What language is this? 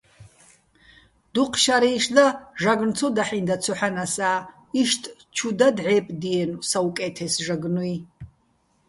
Bats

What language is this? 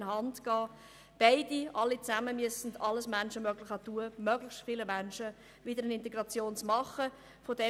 Swiss German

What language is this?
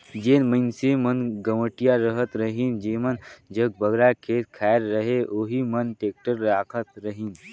Chhattisgarhi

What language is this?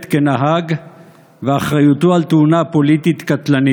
Hebrew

